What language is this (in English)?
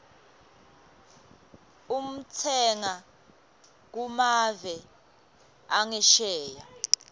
Swati